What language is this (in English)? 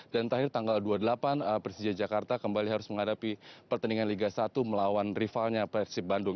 Indonesian